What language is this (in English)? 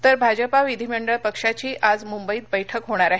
Marathi